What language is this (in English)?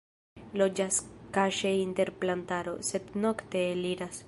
Esperanto